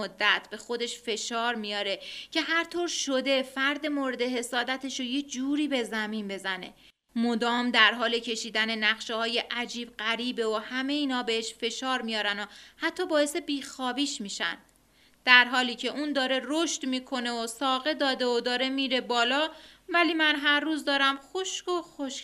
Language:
Persian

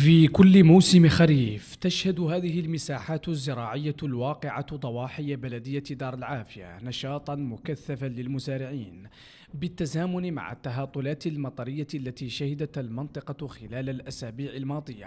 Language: Arabic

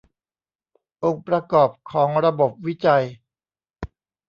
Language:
Thai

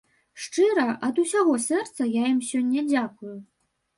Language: Belarusian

